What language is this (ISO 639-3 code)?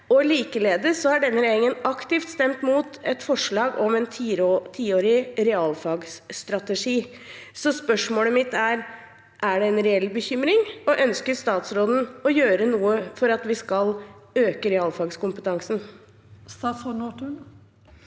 nor